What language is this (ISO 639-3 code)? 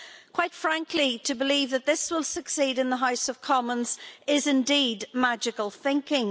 eng